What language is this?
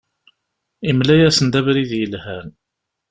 Kabyle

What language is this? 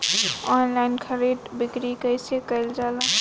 Bhojpuri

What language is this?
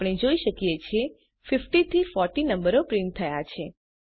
Gujarati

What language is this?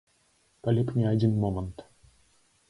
Belarusian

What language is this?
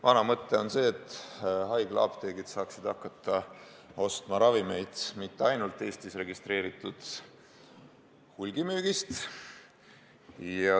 Estonian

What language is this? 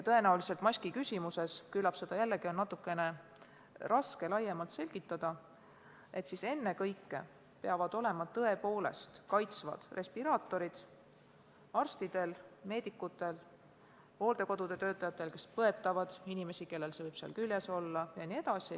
Estonian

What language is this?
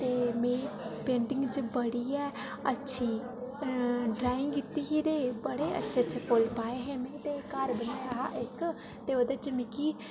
Dogri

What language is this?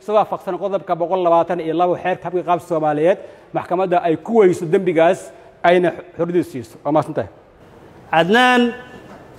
Arabic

